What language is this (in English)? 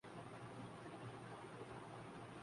Urdu